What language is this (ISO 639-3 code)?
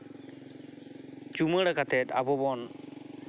sat